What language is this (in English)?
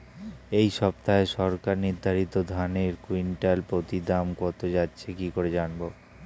Bangla